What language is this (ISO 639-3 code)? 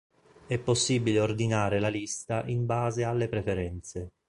ita